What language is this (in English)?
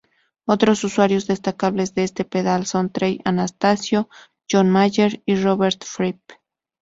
Spanish